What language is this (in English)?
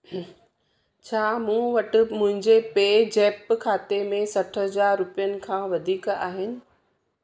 Sindhi